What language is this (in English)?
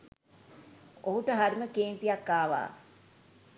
Sinhala